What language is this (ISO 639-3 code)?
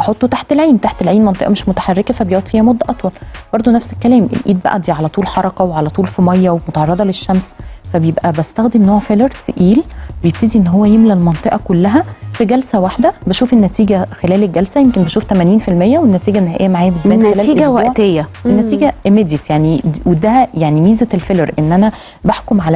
ara